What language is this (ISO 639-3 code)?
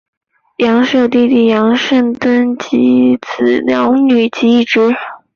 zho